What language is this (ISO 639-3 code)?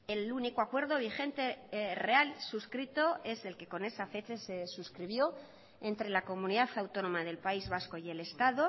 spa